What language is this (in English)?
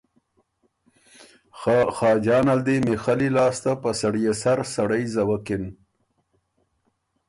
Ormuri